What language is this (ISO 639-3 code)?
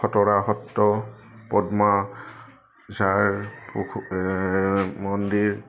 asm